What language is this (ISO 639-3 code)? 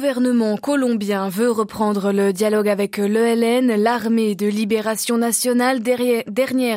fra